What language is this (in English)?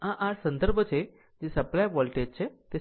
Gujarati